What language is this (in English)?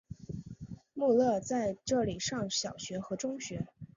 Chinese